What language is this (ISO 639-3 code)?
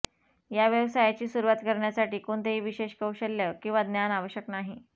mar